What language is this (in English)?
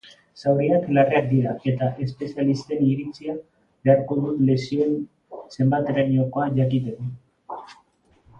Basque